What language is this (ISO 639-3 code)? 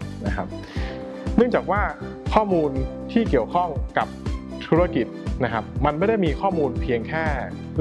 tha